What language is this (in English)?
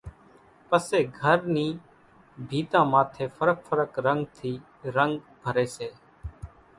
Kachi Koli